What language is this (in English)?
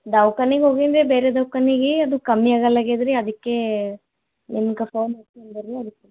Kannada